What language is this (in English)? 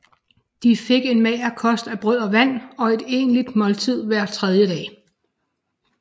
Danish